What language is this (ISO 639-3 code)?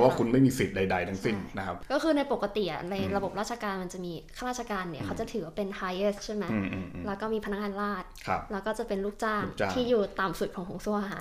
tha